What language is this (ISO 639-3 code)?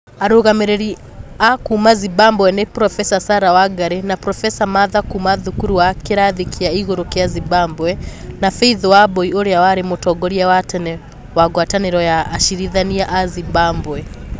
kik